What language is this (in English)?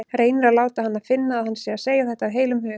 Icelandic